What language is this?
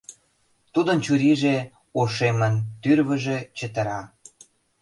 Mari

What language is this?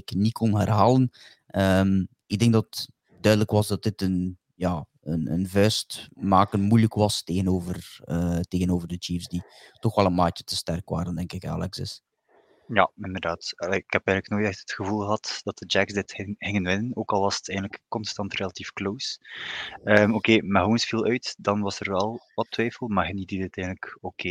Dutch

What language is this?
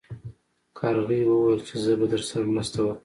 Pashto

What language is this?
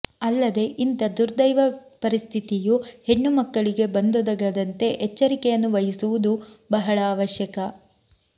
Kannada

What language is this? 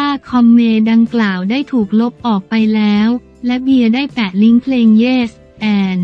Thai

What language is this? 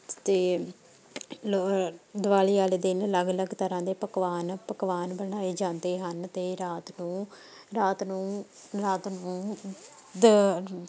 Punjabi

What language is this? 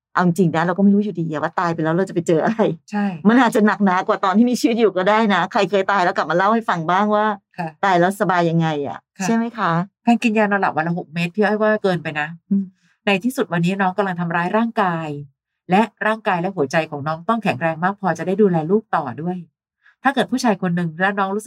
Thai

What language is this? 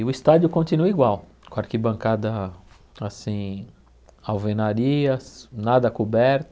Portuguese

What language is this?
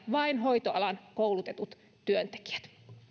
Finnish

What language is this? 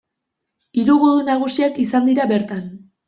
Basque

